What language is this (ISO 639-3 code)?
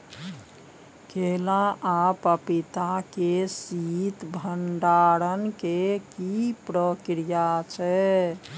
mai